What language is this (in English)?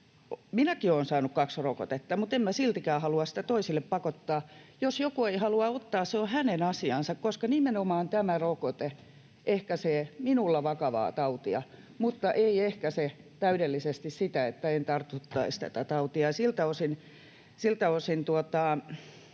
Finnish